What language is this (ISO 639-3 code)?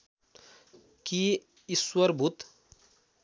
nep